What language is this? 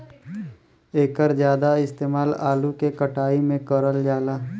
Bhojpuri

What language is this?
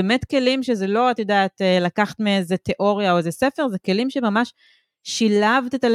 Hebrew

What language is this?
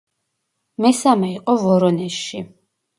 Georgian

